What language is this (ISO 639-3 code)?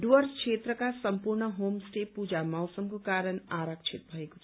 nep